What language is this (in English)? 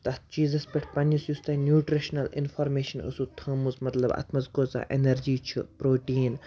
Kashmiri